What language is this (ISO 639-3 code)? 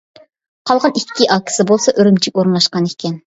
uig